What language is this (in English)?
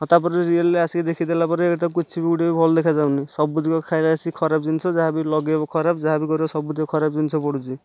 Odia